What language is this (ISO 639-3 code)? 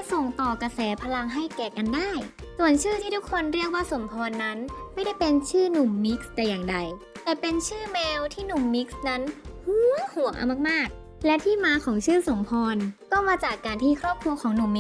tha